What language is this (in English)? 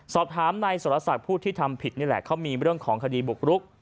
Thai